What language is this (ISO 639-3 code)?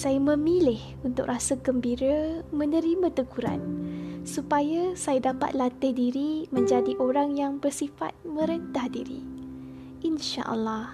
msa